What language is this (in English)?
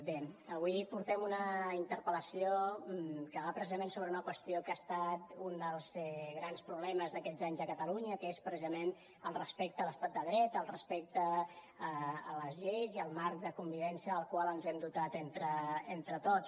Catalan